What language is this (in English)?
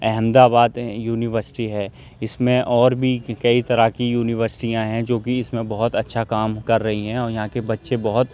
Urdu